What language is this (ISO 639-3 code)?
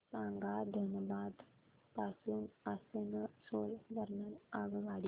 mar